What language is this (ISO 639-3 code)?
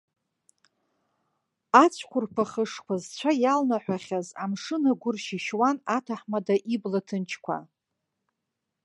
abk